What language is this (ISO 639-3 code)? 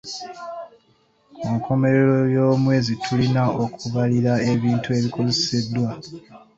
lug